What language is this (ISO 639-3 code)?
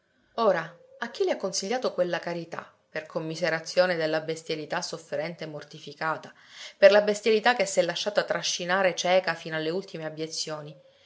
ita